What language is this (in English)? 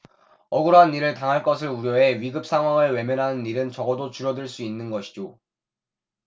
Korean